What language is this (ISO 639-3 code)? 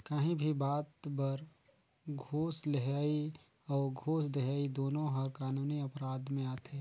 hne